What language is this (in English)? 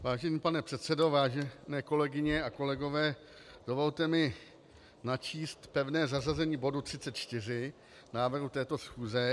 Czech